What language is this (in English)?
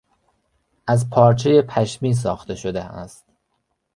Persian